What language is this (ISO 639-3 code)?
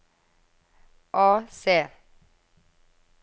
nor